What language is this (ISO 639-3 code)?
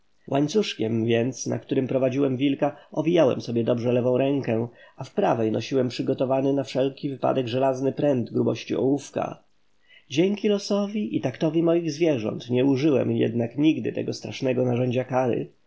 pol